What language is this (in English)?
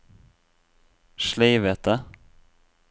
Norwegian